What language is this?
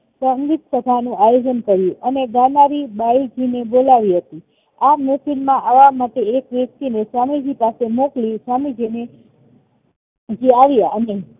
Gujarati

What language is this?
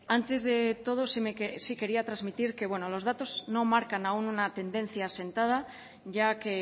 Spanish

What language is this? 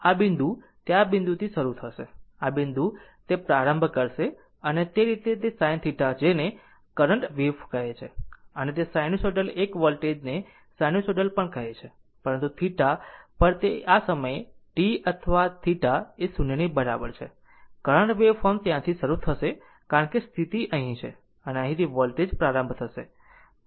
Gujarati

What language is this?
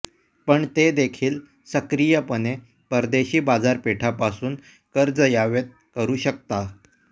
Marathi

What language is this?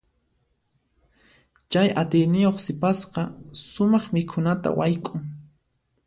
Puno Quechua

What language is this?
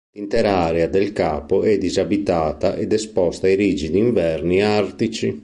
Italian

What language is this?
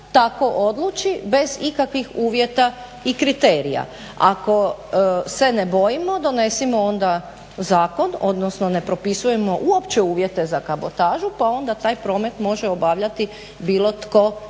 Croatian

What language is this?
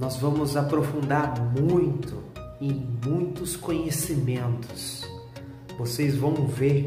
Portuguese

